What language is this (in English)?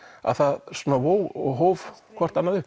Icelandic